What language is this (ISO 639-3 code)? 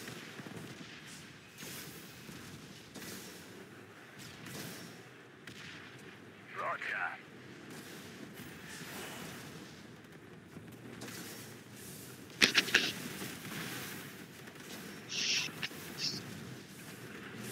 fra